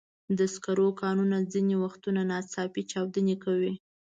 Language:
Pashto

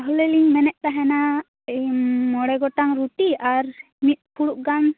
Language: Santali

